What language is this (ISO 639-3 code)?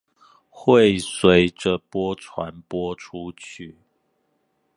zho